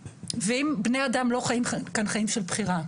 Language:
Hebrew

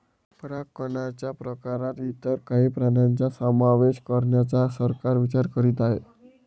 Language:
Marathi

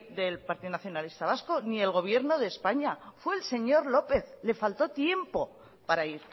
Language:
Spanish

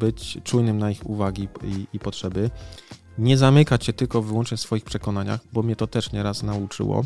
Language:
Polish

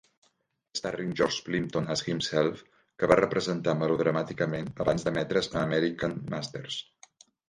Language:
Catalan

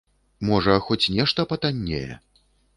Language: Belarusian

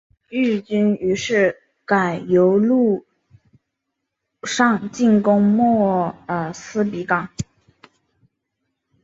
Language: Chinese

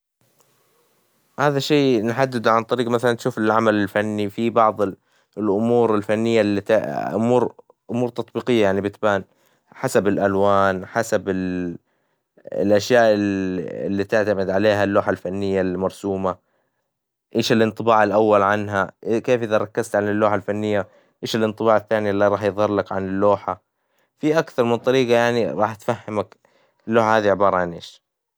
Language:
Hijazi Arabic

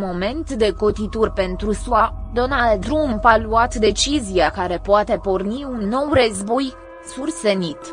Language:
Romanian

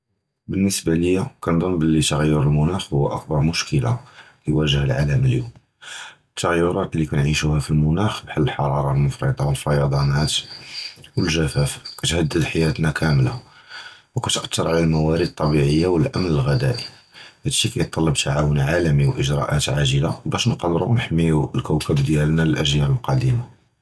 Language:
Judeo-Arabic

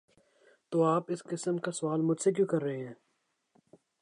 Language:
Urdu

